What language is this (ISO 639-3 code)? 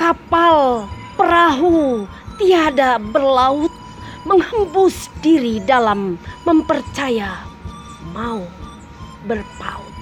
ind